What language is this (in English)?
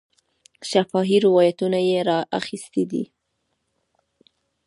Pashto